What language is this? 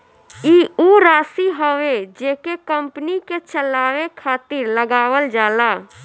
Bhojpuri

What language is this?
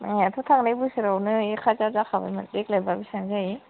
Bodo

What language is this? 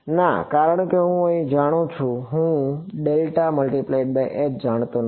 Gujarati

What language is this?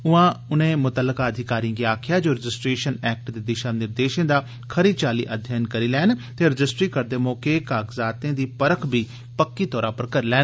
Dogri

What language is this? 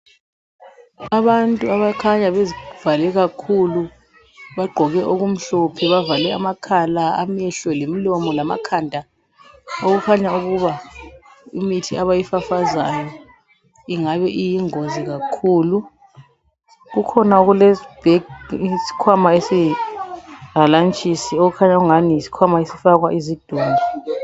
North Ndebele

